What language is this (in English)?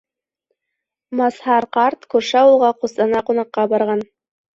Bashkir